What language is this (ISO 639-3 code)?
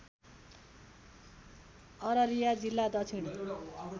nep